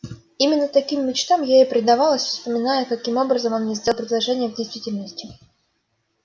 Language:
Russian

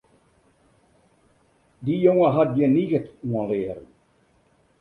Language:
Western Frisian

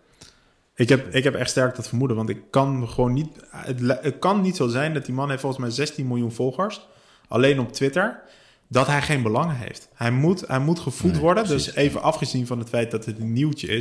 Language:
Dutch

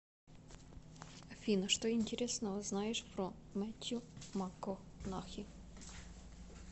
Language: Russian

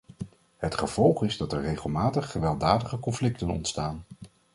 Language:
Dutch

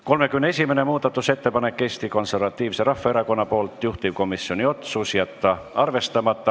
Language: Estonian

